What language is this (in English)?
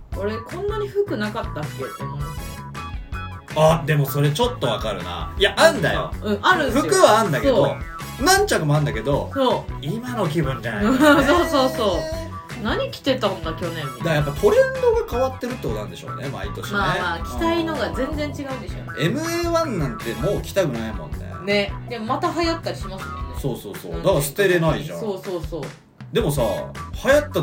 Japanese